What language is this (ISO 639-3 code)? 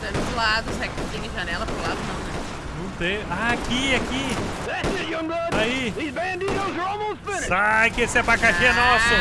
por